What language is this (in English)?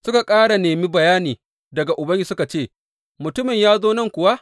Hausa